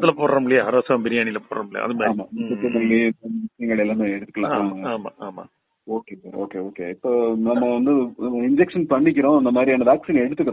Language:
Tamil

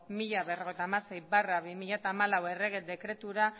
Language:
Basque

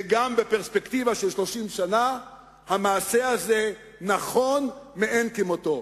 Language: Hebrew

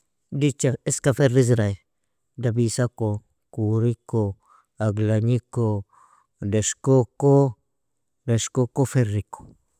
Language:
Nobiin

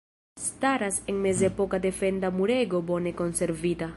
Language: Esperanto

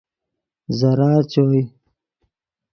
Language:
Yidgha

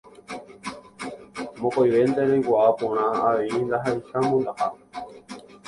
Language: Guarani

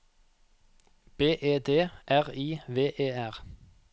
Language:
Norwegian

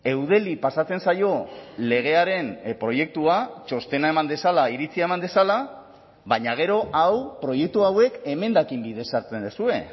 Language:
Basque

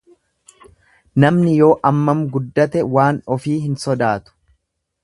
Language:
Oromo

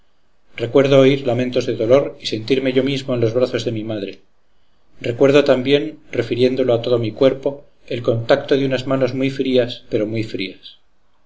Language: Spanish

